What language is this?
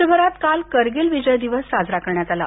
Marathi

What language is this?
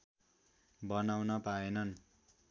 Nepali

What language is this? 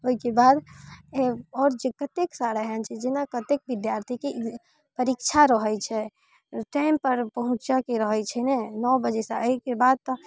Maithili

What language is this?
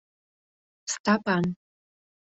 Mari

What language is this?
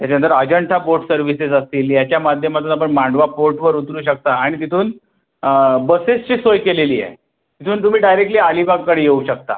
Marathi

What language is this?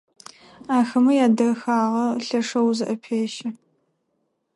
Adyghe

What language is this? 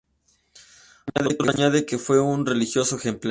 Spanish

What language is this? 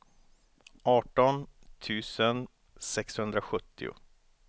Swedish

